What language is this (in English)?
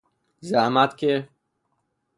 Persian